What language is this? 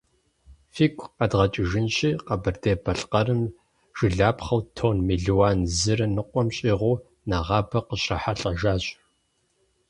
Kabardian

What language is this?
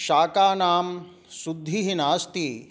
Sanskrit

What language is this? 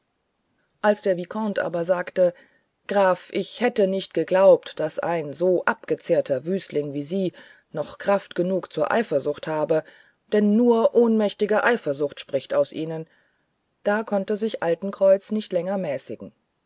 German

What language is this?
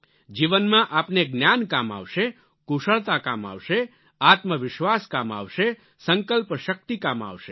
Gujarati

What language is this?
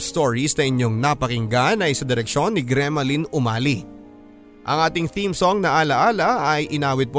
Filipino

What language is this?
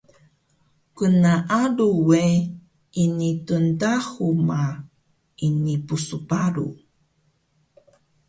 Taroko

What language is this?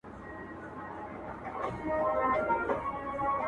Pashto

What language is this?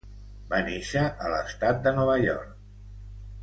Catalan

